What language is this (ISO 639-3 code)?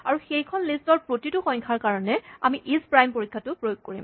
asm